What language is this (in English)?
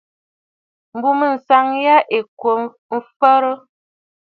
Bafut